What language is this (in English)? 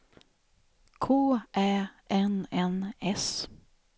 Swedish